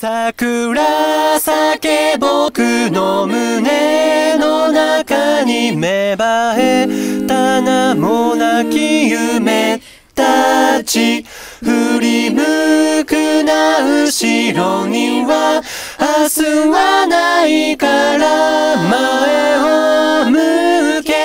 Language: Japanese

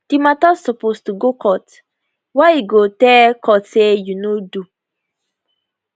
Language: Nigerian Pidgin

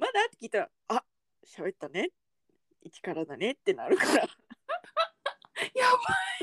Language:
Japanese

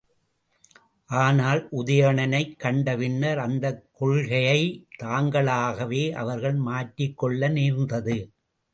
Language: Tamil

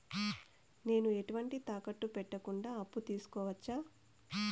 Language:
Telugu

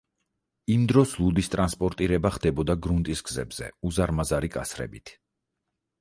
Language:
Georgian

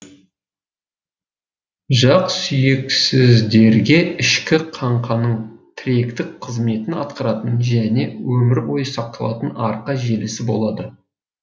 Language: Kazakh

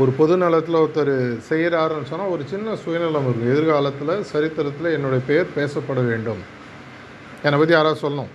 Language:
Tamil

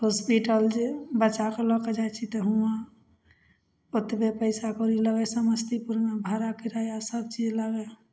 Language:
Maithili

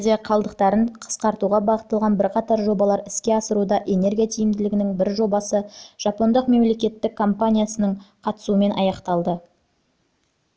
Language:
Kazakh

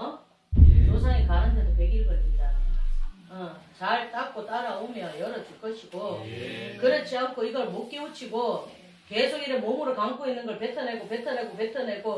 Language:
Korean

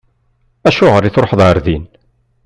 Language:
Kabyle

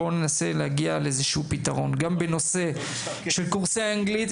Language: Hebrew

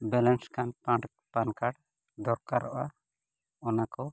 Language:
Santali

